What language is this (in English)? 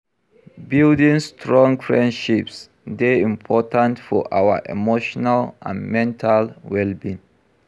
Nigerian Pidgin